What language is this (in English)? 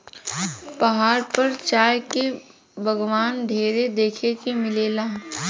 Bhojpuri